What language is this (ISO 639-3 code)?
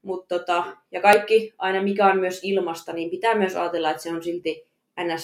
fin